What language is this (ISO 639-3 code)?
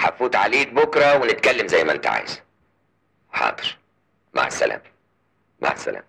ara